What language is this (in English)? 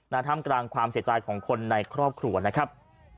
Thai